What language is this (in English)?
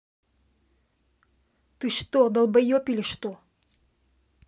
Russian